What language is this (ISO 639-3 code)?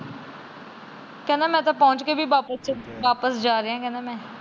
pan